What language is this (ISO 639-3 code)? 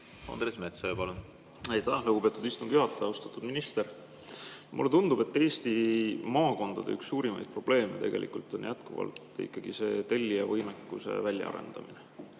est